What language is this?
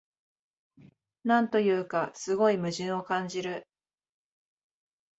Japanese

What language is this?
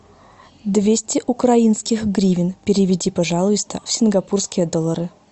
Russian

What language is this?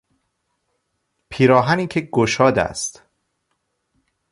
Persian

